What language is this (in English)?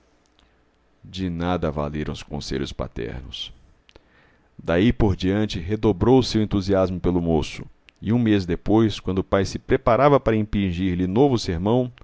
Portuguese